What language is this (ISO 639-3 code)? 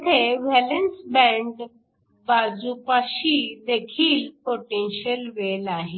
mar